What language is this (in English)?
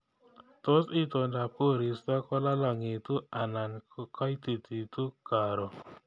Kalenjin